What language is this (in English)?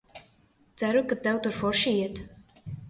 Latvian